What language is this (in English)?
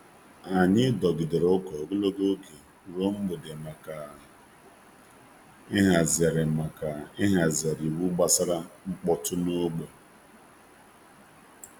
Igbo